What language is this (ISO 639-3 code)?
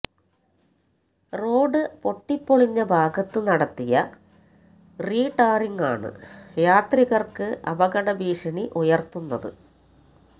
mal